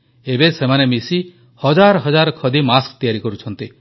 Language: Odia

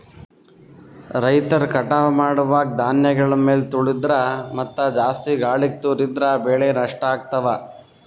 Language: Kannada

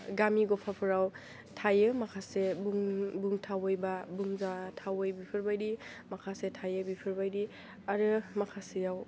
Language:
Bodo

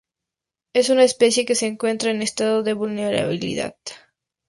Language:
Spanish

